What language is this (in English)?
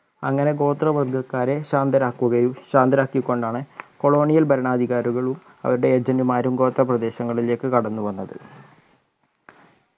Malayalam